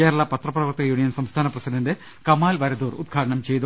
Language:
Malayalam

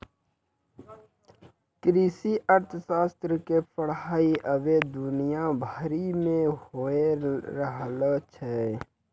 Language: Maithili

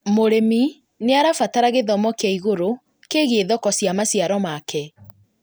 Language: Kikuyu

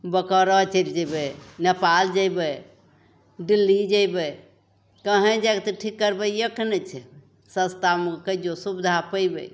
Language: Maithili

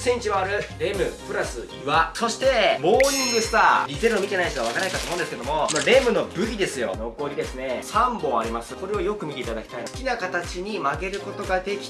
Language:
Japanese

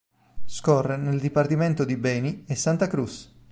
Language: Italian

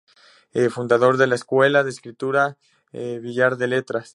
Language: Spanish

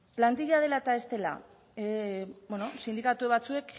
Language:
Basque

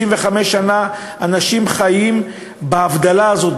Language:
Hebrew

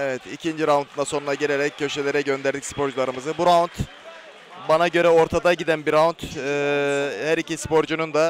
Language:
Turkish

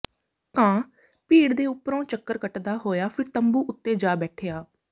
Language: Punjabi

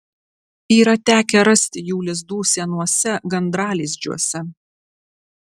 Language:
Lithuanian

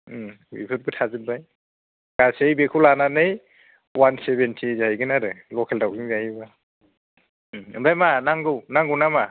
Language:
Bodo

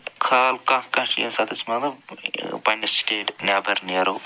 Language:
Kashmiri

